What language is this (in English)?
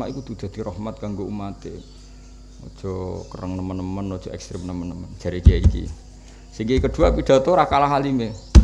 Indonesian